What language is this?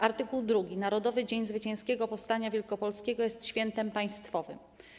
Polish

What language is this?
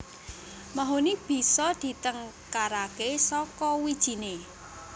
Javanese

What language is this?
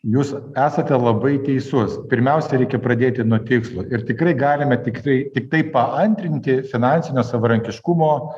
Lithuanian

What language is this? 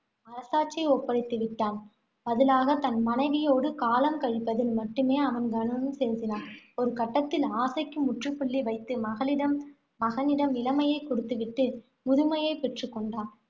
Tamil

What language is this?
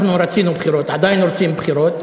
Hebrew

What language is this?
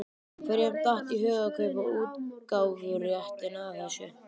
Icelandic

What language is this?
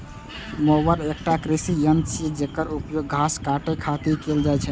Maithili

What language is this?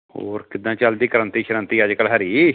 Punjabi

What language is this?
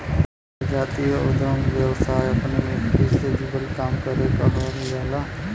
Bhojpuri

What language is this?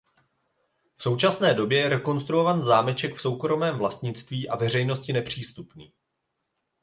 Czech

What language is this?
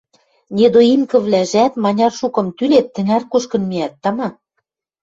Western Mari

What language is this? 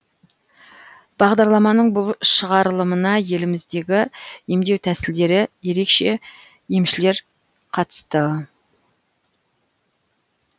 Kazakh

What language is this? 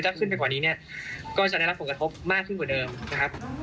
Thai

